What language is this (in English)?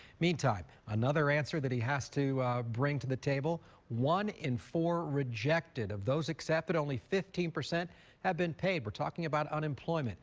English